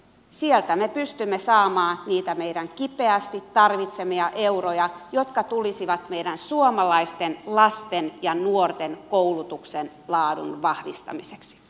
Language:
Finnish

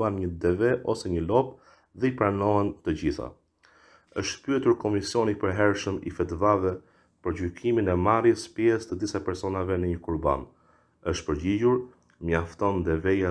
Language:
Romanian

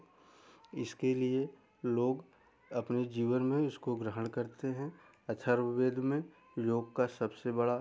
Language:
Hindi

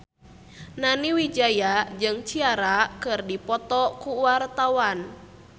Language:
Sundanese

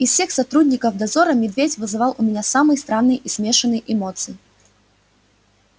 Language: Russian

